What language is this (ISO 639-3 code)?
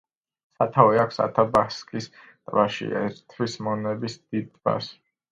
kat